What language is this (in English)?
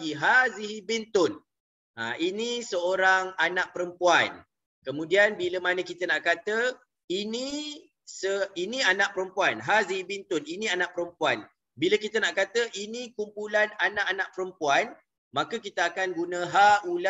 Malay